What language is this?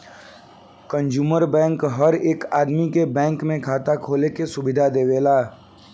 Bhojpuri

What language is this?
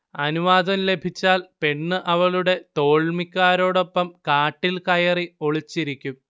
Malayalam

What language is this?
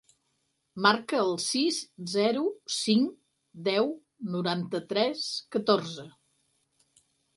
Catalan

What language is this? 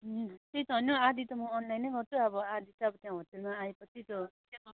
Nepali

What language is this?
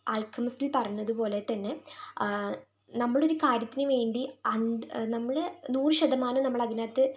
Malayalam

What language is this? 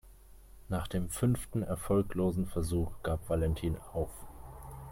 German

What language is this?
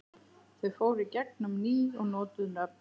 Icelandic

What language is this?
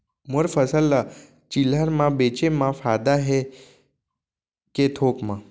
Chhattisgarhi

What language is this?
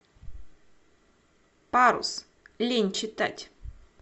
Russian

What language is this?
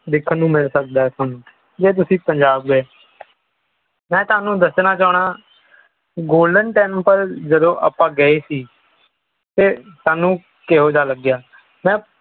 Punjabi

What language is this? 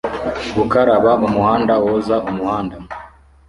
Kinyarwanda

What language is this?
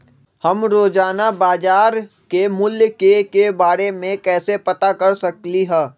Magahi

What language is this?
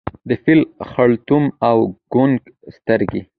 Pashto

